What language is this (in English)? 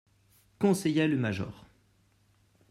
French